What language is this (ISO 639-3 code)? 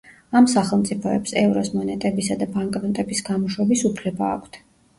kat